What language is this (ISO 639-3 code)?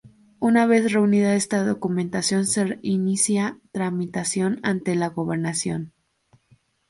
spa